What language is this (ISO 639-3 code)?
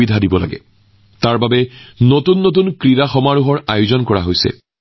asm